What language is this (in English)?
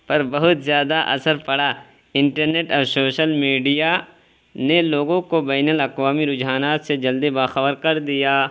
Urdu